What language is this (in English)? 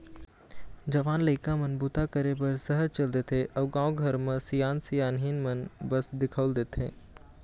Chhattisgarhi